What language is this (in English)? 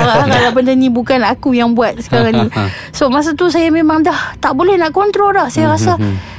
Malay